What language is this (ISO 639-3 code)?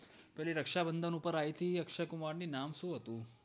guj